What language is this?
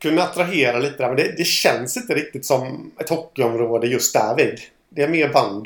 Swedish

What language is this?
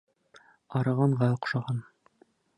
Bashkir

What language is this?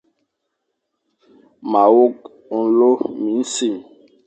Fang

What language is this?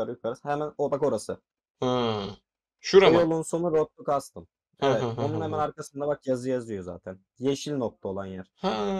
Turkish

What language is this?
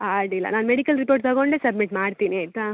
Kannada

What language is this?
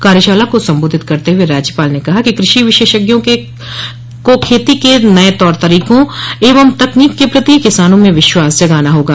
Hindi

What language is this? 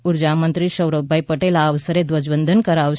Gujarati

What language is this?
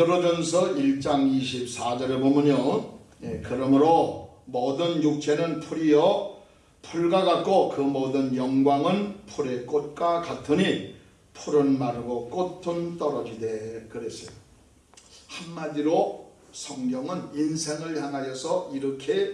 Korean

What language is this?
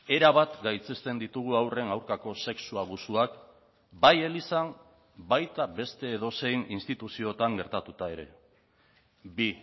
Basque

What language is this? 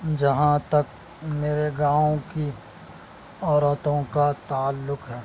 Urdu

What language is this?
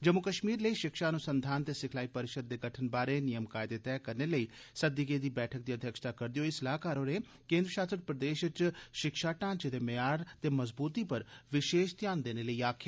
Dogri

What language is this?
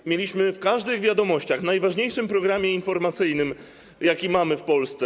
Polish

